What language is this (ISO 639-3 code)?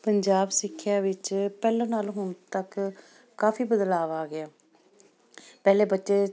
pan